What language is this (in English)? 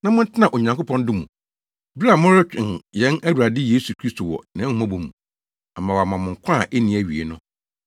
Akan